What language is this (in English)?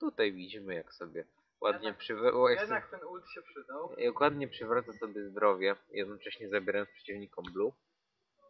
Polish